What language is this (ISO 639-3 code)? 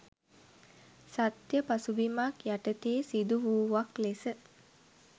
sin